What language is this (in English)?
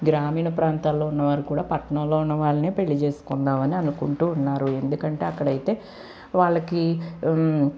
Telugu